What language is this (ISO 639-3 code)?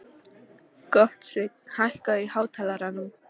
isl